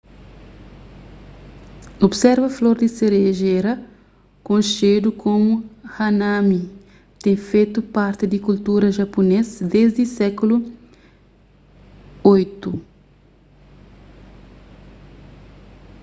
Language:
Kabuverdianu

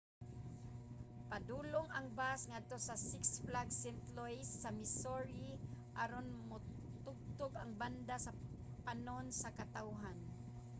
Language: Cebuano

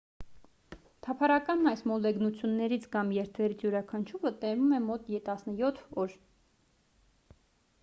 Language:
Armenian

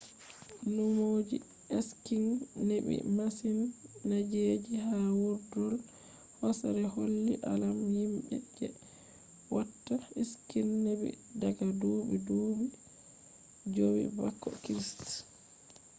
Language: Fula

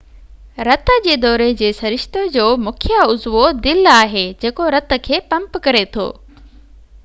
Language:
Sindhi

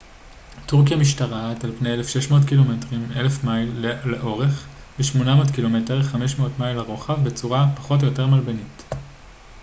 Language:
Hebrew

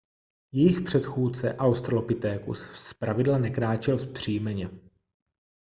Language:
Czech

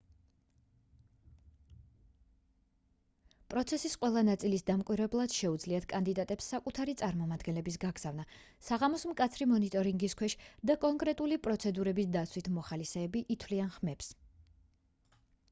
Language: Georgian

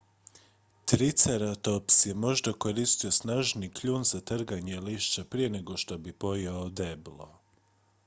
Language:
Croatian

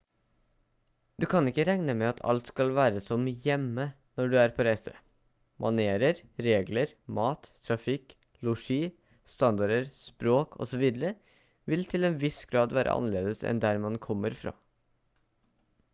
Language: Norwegian Bokmål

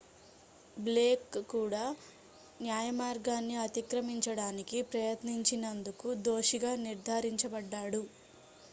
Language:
Telugu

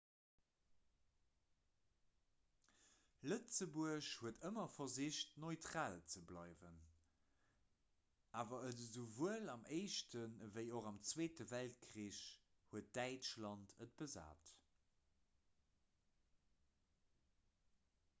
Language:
Luxembourgish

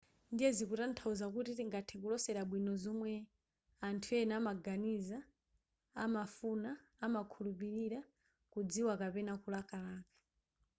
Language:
Nyanja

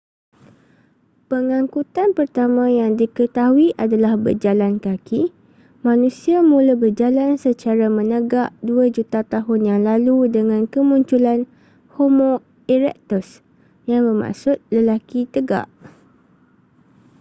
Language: Malay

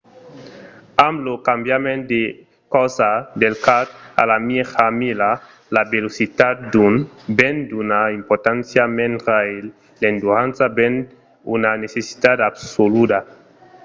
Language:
Occitan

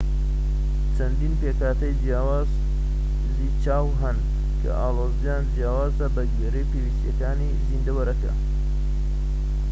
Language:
Central Kurdish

